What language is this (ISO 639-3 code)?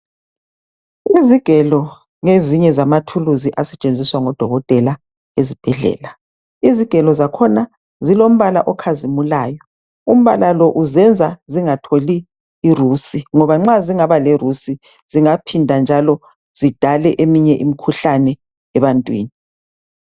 nde